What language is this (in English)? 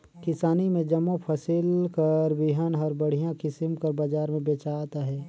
Chhattisgarhi